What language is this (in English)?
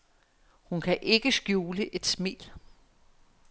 Danish